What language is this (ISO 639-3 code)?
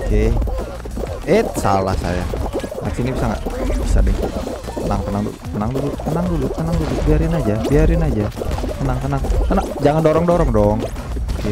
ind